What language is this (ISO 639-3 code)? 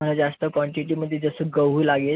mar